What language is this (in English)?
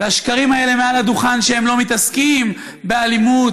Hebrew